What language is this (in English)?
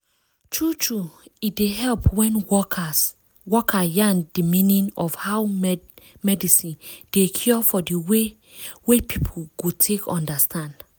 Nigerian Pidgin